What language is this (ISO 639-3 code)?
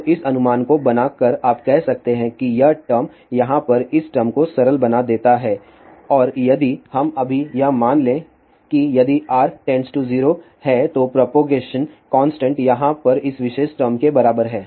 hin